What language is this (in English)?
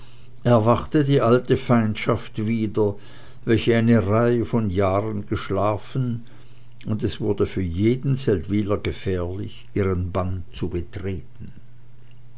German